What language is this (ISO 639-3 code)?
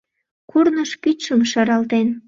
chm